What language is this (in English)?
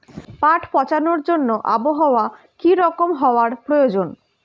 Bangla